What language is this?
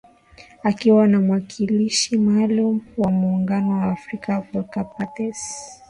Swahili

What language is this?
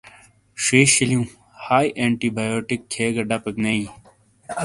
Shina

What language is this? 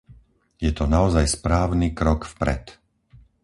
Slovak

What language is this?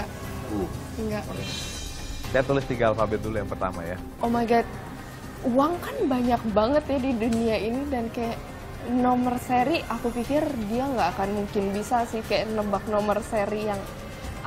Indonesian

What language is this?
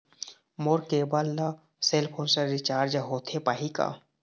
Chhattisgarhi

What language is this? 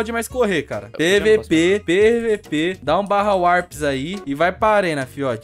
Portuguese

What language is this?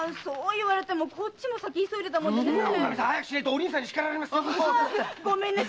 Japanese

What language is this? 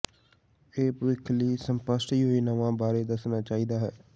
Punjabi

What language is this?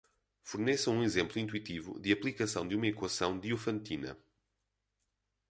Portuguese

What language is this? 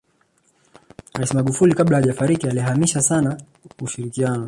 Swahili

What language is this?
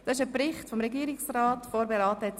Swiss German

